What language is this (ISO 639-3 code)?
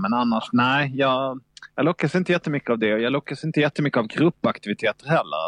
swe